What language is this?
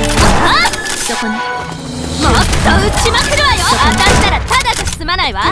Japanese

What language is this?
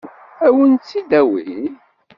Kabyle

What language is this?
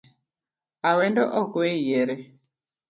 Luo (Kenya and Tanzania)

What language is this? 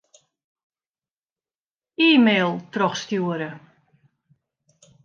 Western Frisian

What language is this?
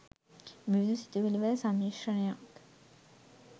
Sinhala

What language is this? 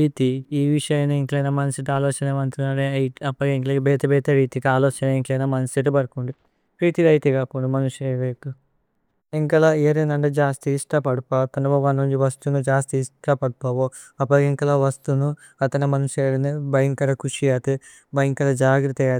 Tulu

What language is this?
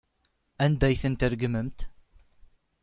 Kabyle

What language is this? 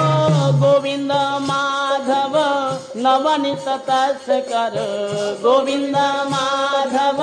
Hindi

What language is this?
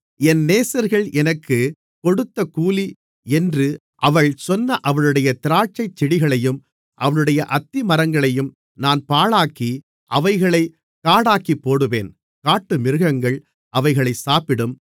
Tamil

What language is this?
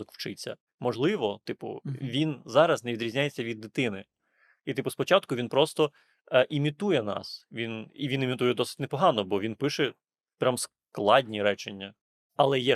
Ukrainian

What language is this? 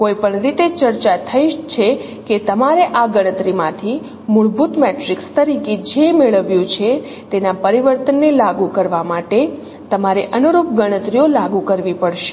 Gujarati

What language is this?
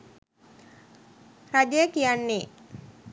Sinhala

